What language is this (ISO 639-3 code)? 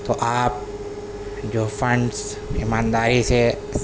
urd